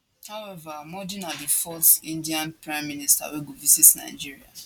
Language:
Nigerian Pidgin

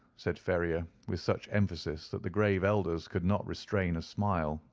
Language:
English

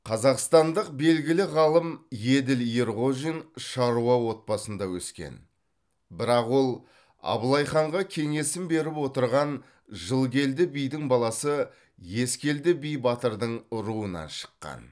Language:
Kazakh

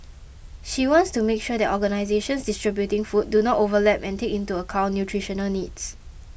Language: English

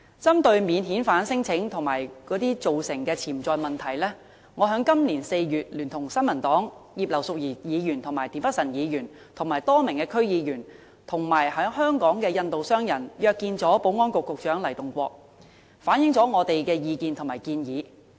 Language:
Cantonese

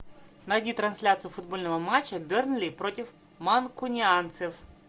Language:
Russian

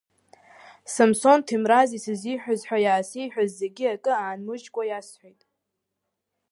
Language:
Abkhazian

